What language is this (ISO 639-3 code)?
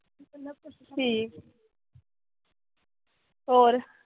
pan